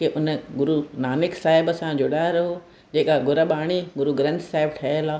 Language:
Sindhi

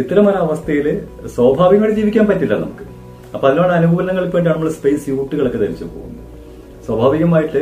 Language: Malayalam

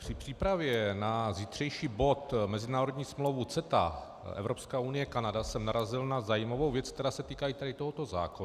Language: Czech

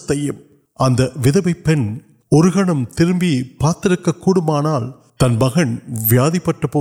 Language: Urdu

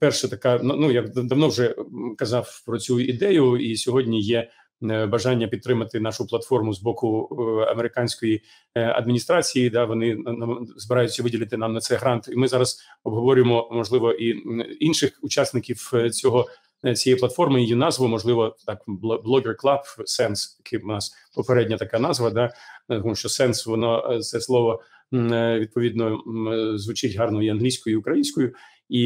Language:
Ukrainian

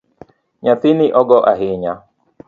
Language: Luo (Kenya and Tanzania)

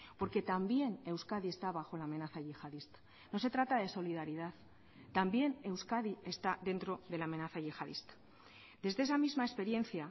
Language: Spanish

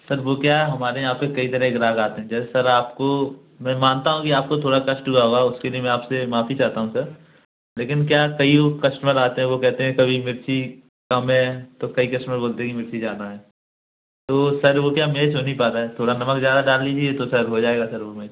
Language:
Hindi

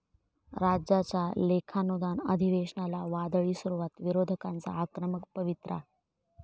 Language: Marathi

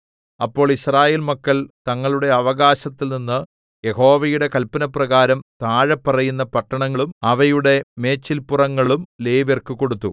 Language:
Malayalam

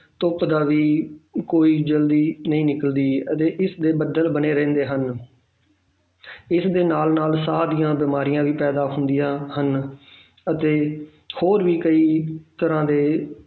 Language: Punjabi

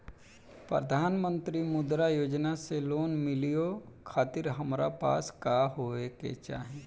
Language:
Bhojpuri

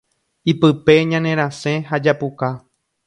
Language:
Guarani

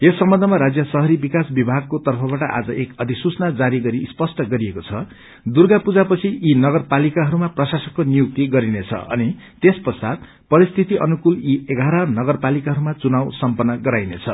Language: Nepali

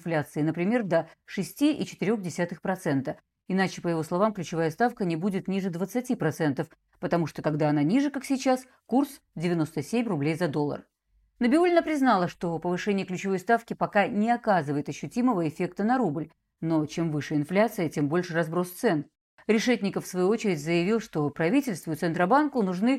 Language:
Russian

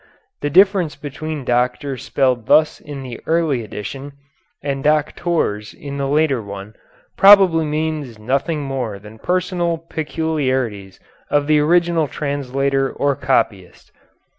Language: English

